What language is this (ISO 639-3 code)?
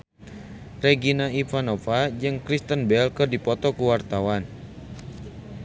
sun